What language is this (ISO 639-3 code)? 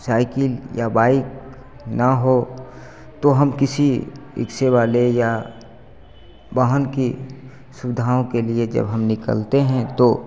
hin